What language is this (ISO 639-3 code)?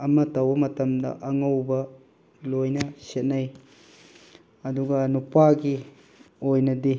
mni